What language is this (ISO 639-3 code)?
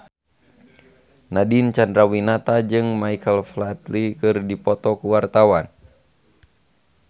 sun